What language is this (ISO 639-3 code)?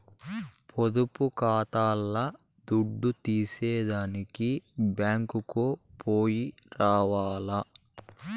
tel